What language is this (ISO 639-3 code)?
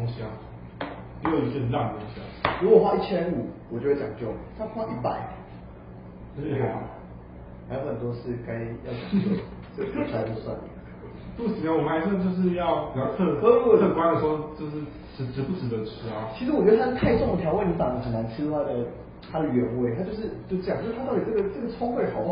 zho